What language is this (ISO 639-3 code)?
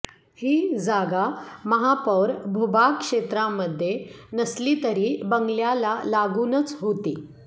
mar